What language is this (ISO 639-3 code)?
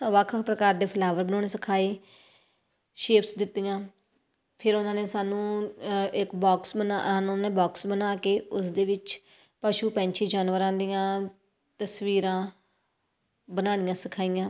pan